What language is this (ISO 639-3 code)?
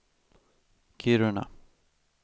swe